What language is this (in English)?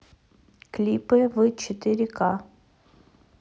Russian